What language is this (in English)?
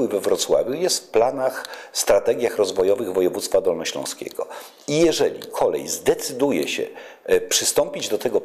Polish